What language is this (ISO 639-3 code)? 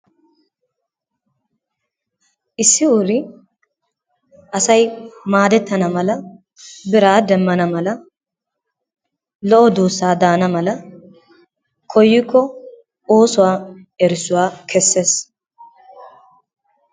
wal